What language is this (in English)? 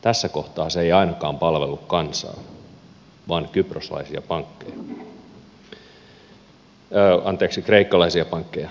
Finnish